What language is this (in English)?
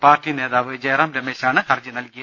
Malayalam